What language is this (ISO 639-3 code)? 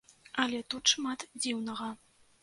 bel